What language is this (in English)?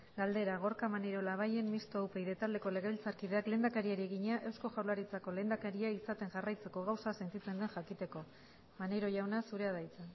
Basque